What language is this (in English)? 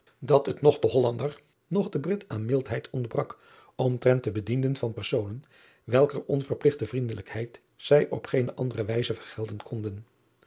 Dutch